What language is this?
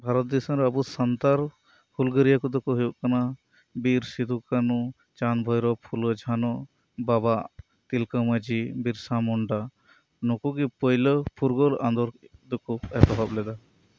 Santali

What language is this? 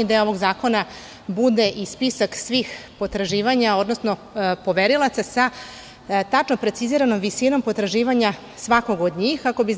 Serbian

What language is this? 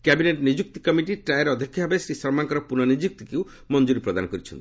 Odia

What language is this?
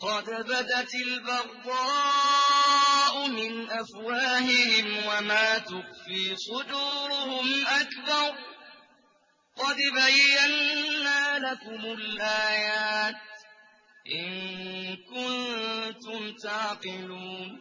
Arabic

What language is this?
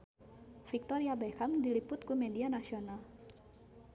Sundanese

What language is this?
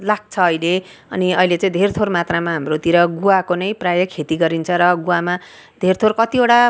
Nepali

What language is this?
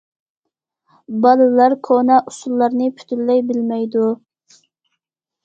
Uyghur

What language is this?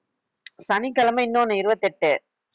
Tamil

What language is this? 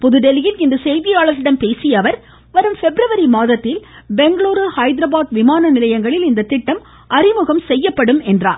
Tamil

